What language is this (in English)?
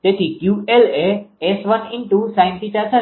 Gujarati